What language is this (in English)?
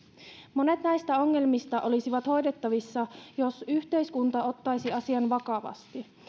Finnish